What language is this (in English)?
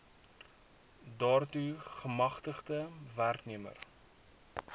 Afrikaans